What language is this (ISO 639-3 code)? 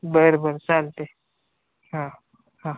mar